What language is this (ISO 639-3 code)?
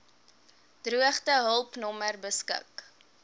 afr